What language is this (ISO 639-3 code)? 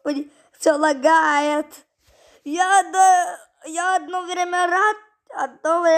rus